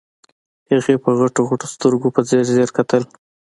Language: Pashto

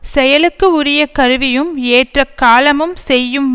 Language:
Tamil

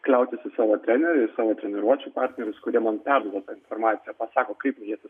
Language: Lithuanian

